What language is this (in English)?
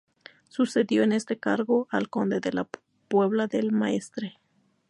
Spanish